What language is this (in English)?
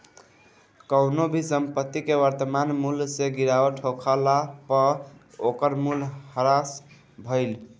Bhojpuri